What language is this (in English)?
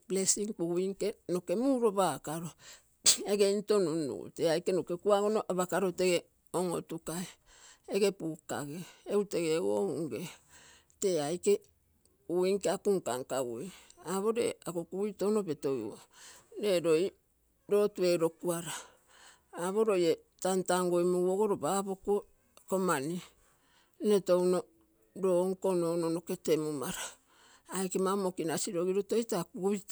Terei